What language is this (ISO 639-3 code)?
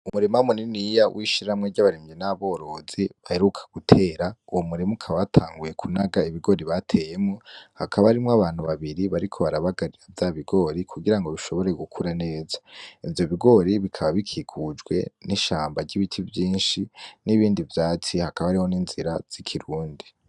run